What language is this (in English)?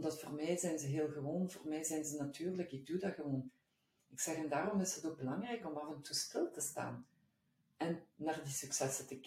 Dutch